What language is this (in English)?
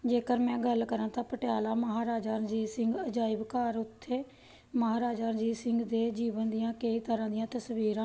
Punjabi